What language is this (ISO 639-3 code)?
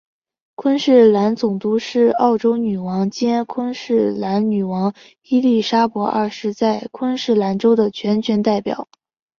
zho